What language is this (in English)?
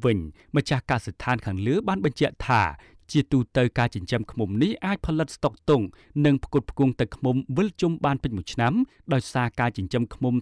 Thai